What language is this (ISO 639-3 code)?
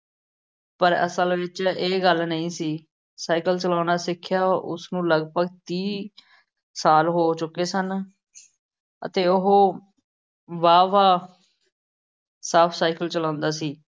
pan